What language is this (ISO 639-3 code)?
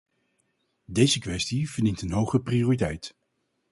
nld